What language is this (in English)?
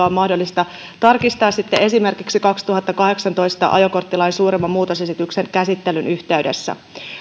Finnish